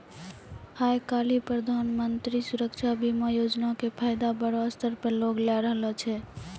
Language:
Maithili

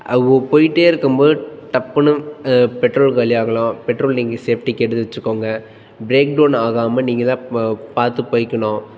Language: Tamil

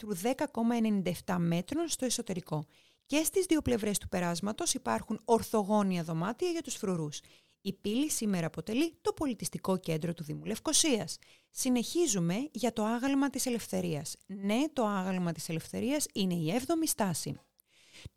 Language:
Greek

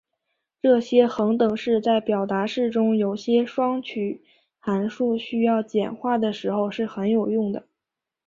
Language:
Chinese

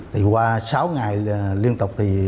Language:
Vietnamese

